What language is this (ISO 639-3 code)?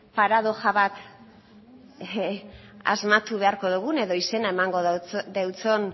eus